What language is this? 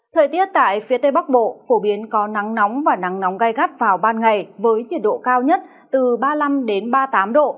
Vietnamese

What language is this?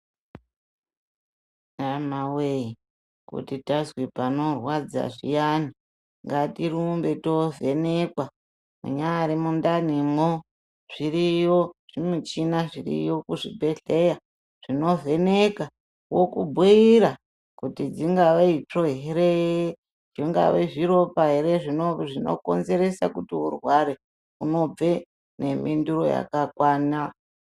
Ndau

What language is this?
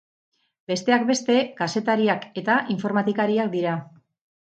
Basque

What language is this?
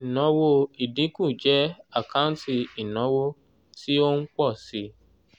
Yoruba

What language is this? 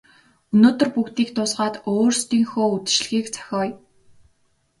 Mongolian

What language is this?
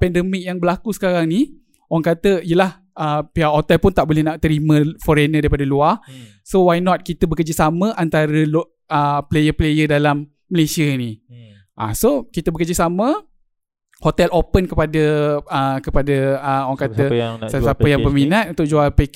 Malay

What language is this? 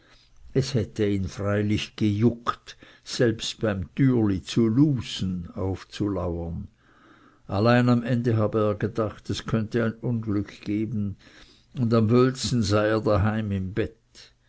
German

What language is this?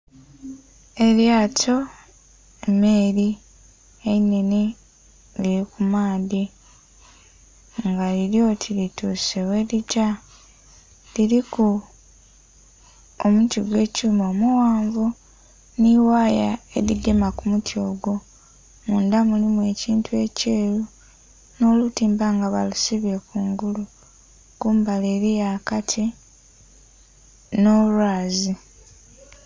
Soga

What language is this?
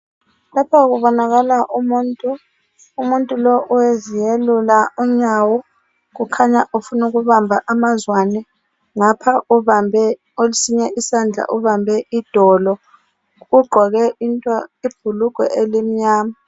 North Ndebele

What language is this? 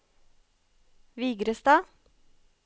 Norwegian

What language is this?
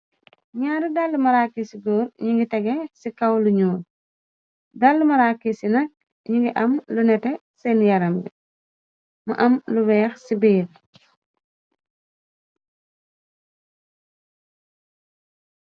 Wolof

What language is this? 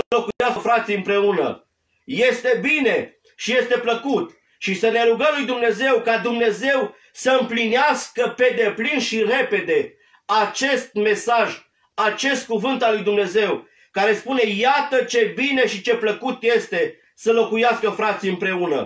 Romanian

